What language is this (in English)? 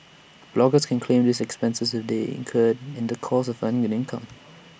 English